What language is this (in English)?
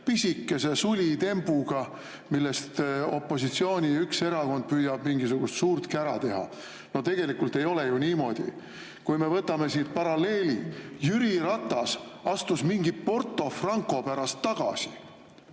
Estonian